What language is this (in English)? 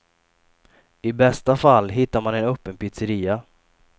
Swedish